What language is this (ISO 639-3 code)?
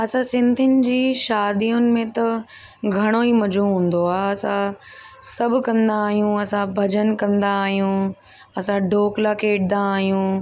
snd